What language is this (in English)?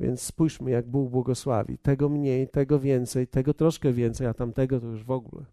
Polish